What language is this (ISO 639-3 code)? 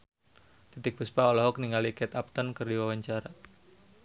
sun